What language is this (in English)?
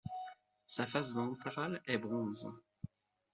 French